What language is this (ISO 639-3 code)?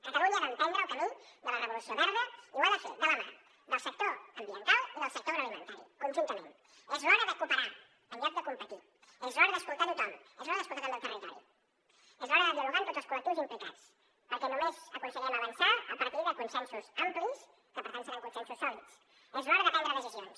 cat